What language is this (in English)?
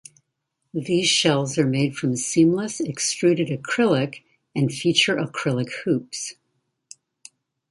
English